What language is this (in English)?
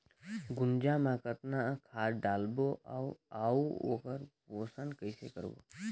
Chhattisgarhi